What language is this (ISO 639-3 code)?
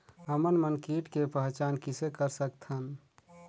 hne